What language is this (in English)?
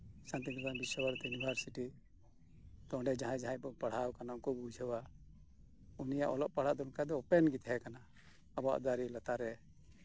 Santali